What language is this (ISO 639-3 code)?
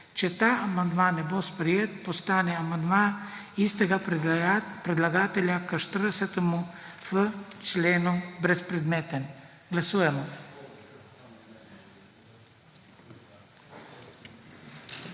slv